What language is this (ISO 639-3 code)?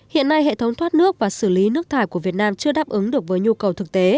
vie